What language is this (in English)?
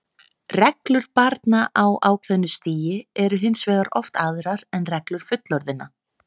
Icelandic